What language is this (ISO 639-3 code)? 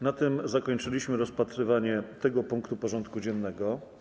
pol